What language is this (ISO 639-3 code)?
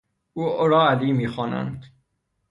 fas